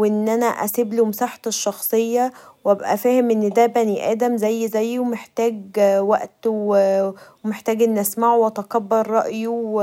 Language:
Egyptian Arabic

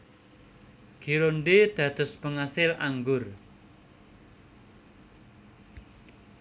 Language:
Javanese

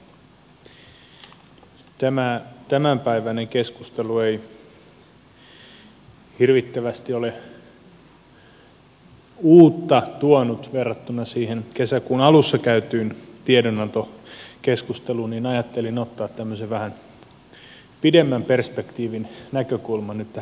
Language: Finnish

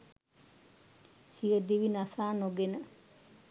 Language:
Sinhala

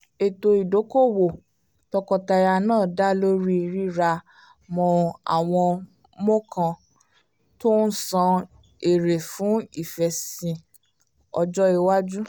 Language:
Yoruba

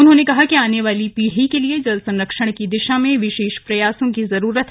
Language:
Hindi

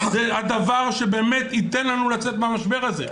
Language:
Hebrew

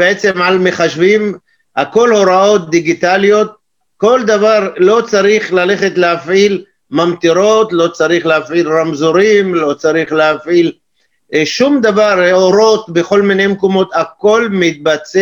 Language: Hebrew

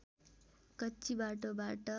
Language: Nepali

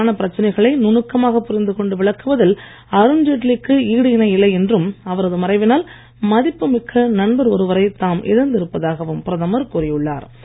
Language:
Tamil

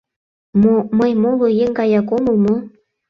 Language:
Mari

